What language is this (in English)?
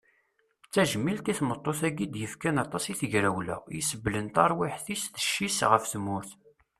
Kabyle